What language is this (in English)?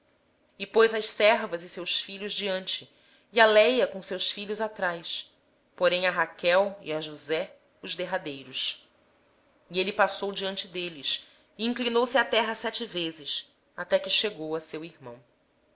Portuguese